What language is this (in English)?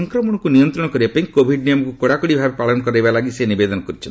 Odia